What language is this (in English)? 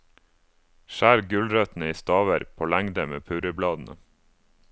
Norwegian